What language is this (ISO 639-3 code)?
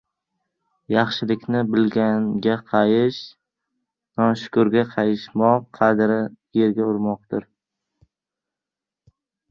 uzb